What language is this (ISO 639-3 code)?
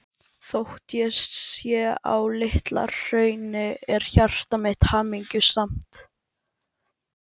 isl